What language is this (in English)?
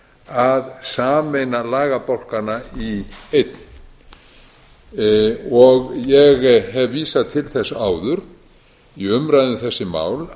Icelandic